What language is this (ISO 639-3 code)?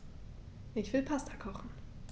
deu